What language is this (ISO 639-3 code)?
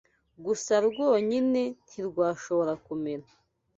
kin